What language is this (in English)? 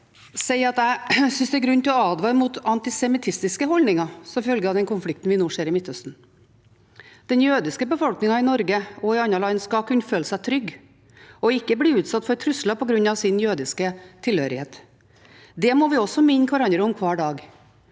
Norwegian